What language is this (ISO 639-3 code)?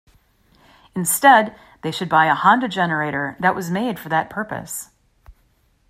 eng